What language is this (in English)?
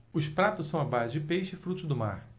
Portuguese